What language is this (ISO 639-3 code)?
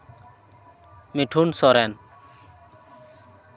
sat